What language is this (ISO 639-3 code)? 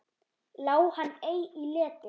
isl